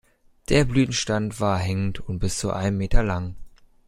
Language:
German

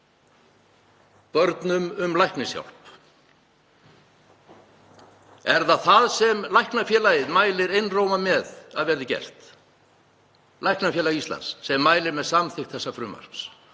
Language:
Icelandic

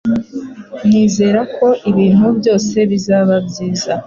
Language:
Kinyarwanda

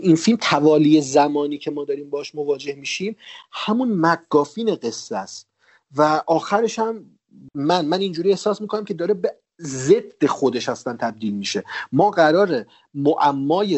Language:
Persian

